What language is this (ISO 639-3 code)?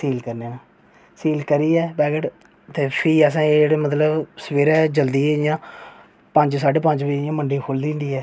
doi